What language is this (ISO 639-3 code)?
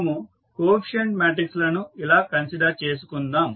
tel